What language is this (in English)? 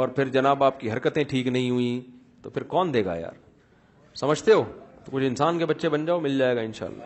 Urdu